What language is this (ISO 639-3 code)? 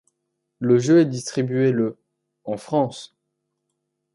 fra